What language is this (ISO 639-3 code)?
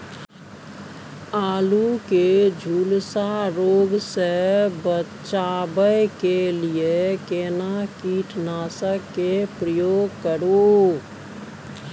mai